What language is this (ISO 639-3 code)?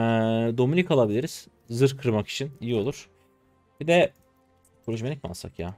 tur